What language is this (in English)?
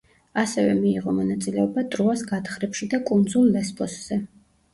Georgian